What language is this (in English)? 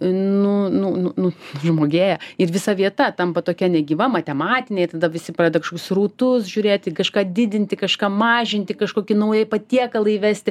Lithuanian